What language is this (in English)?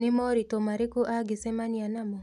Kikuyu